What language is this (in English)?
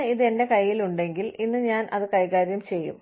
Malayalam